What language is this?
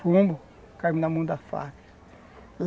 Portuguese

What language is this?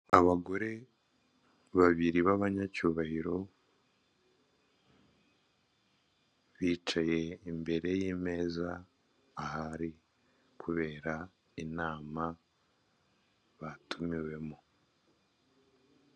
Kinyarwanda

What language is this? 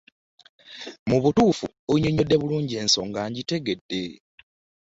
Ganda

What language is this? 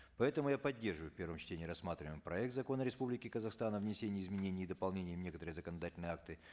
Kazakh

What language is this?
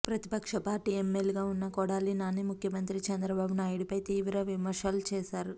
Telugu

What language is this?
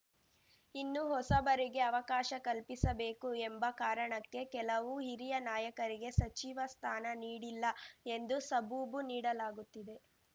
Kannada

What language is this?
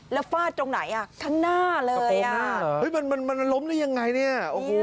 Thai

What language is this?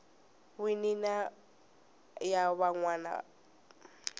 Tsonga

